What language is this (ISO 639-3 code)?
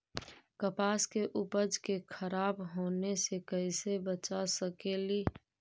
mag